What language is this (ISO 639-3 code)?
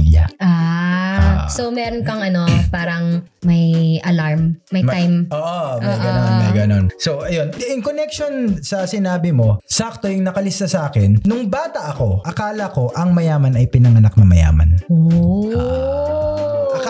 fil